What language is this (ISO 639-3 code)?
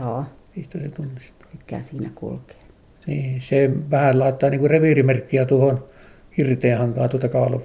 fin